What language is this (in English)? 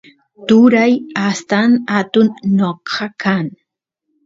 Santiago del Estero Quichua